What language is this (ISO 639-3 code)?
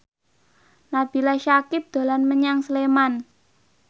jav